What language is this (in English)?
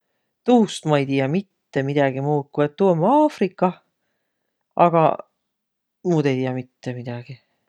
Võro